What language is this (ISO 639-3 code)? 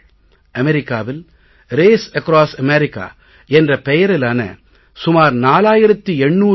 tam